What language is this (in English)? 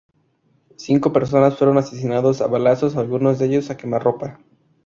Spanish